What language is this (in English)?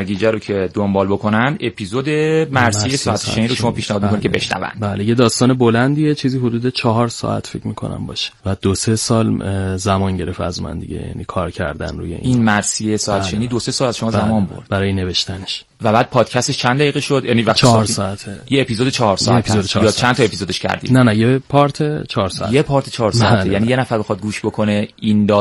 Persian